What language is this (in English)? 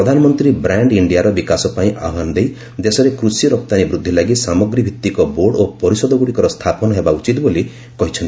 Odia